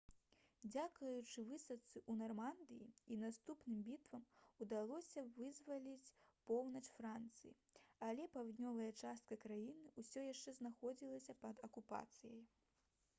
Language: Belarusian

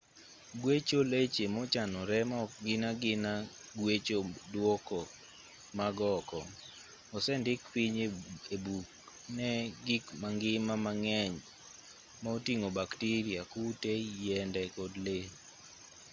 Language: Luo (Kenya and Tanzania)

